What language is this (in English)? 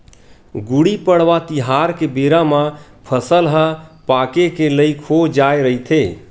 Chhattisgarhi